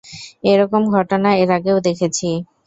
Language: Bangla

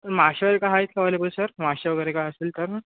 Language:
Marathi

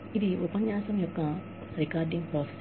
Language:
Telugu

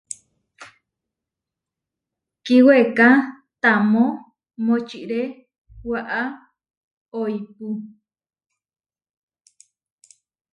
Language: Huarijio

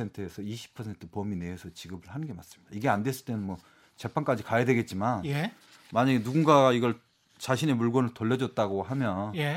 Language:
Korean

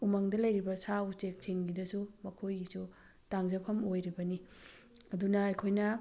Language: Manipuri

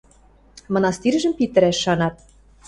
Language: Western Mari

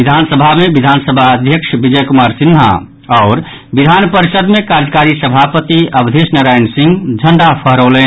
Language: Maithili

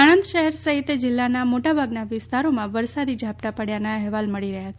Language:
Gujarati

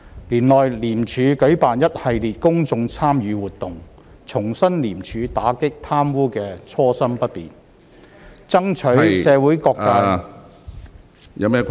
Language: Cantonese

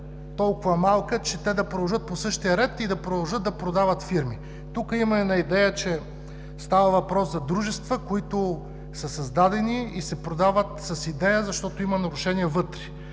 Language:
Bulgarian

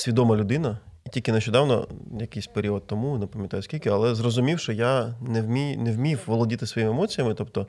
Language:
Ukrainian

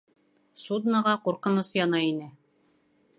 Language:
Bashkir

